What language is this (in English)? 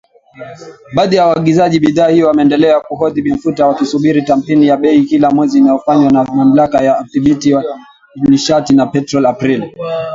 Swahili